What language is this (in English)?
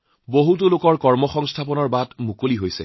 Assamese